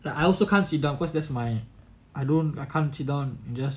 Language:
English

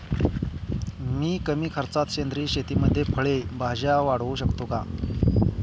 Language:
Marathi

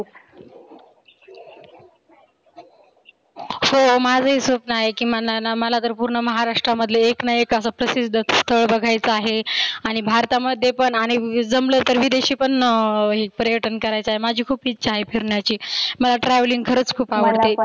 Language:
Marathi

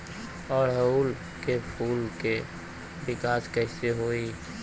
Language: Bhojpuri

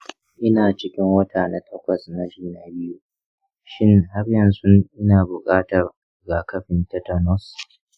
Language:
Hausa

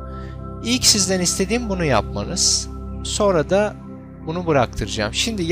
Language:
Turkish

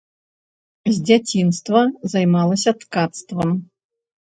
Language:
Belarusian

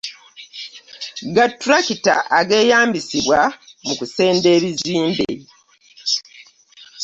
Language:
Ganda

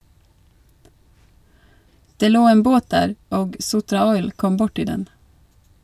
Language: Norwegian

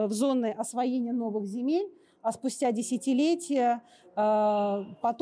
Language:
Russian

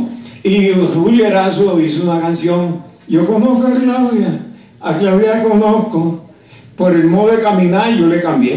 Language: Spanish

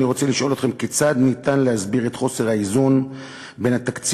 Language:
Hebrew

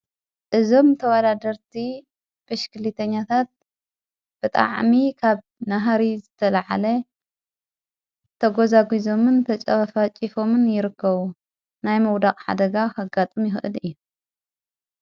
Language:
Tigrinya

